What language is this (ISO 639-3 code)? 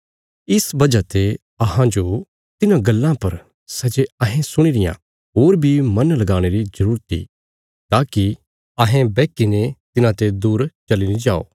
kfs